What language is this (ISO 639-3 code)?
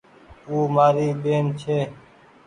gig